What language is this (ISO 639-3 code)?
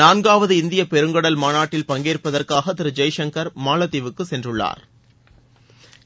tam